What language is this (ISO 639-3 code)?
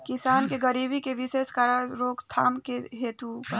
bho